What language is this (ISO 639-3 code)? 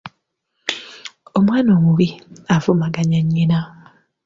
lug